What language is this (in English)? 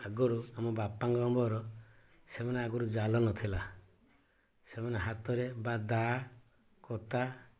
Odia